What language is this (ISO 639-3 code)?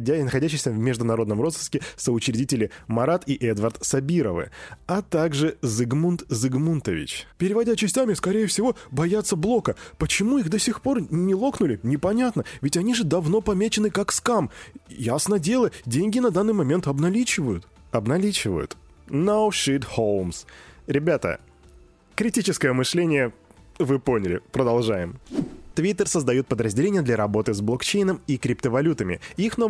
rus